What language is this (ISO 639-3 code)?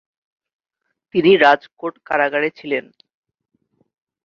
ben